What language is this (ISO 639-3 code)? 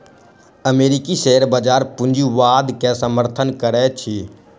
mai